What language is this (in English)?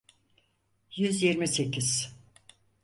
Turkish